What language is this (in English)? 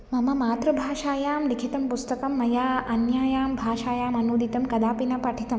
Sanskrit